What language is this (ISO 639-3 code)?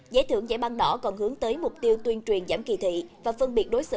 vie